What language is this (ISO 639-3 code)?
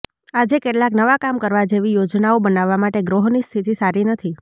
guj